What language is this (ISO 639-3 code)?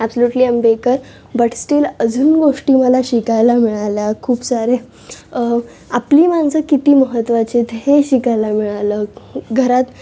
mar